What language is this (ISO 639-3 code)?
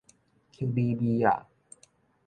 nan